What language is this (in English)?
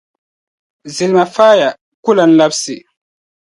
Dagbani